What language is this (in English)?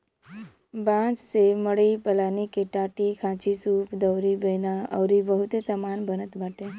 Bhojpuri